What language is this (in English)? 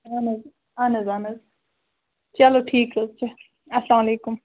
Kashmiri